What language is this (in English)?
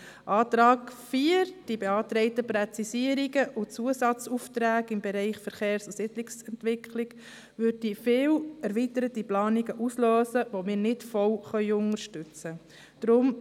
Swiss German